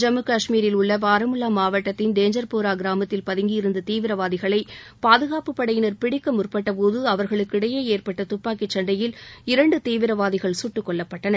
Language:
Tamil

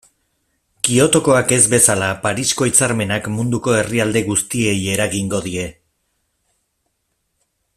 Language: Basque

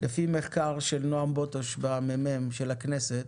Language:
Hebrew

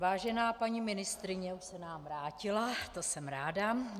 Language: Czech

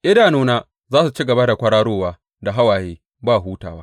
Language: Hausa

